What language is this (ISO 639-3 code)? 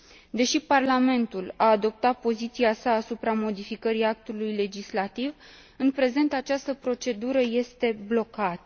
ron